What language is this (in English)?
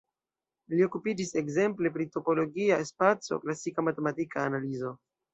Esperanto